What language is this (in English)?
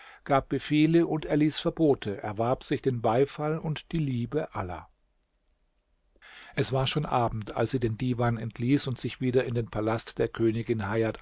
German